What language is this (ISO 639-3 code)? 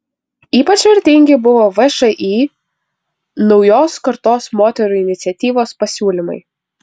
lit